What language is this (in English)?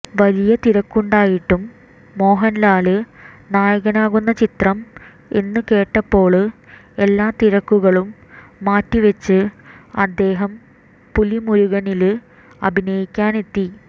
Malayalam